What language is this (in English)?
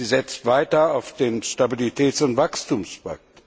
German